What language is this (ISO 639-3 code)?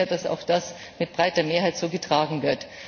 deu